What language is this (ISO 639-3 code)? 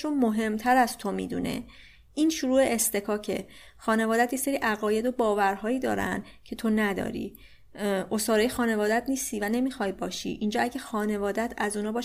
fas